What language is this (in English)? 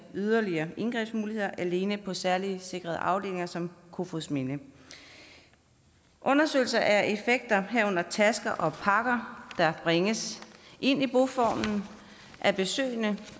Danish